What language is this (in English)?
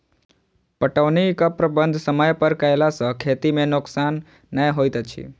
Maithili